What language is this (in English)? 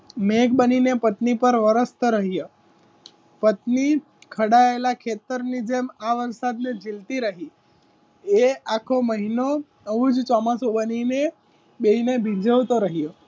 Gujarati